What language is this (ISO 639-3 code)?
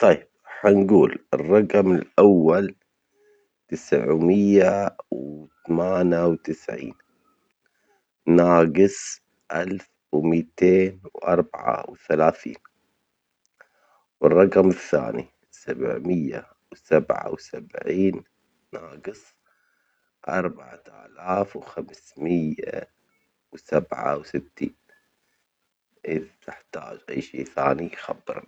acx